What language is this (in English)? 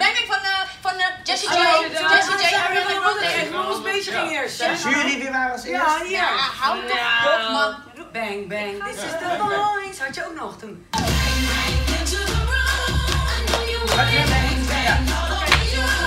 Dutch